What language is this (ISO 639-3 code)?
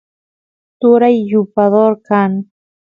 qus